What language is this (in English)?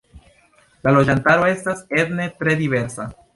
Esperanto